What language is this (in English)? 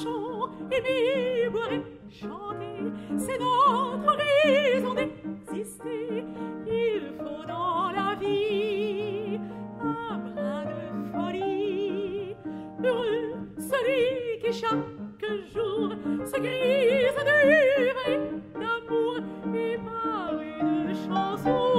English